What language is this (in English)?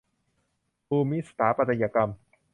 Thai